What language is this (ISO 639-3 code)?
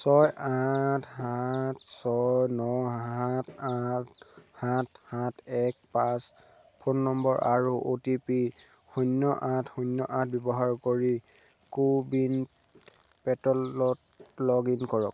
asm